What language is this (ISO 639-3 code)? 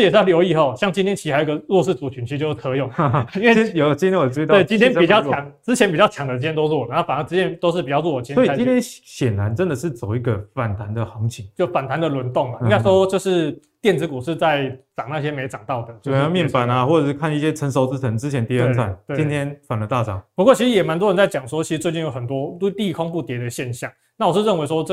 zho